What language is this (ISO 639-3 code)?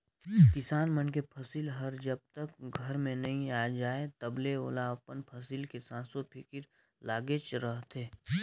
hne